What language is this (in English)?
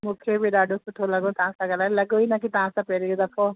Sindhi